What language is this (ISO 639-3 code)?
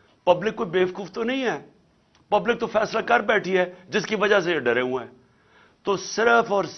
urd